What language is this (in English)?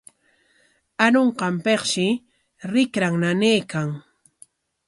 Corongo Ancash Quechua